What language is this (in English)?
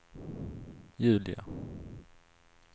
Swedish